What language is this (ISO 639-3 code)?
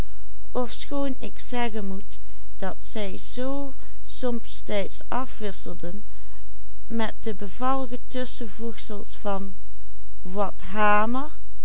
nld